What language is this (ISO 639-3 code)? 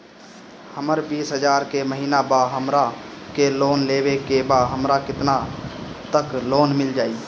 bho